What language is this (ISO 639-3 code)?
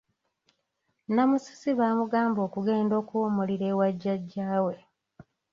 lug